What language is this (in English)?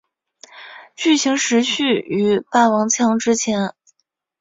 Chinese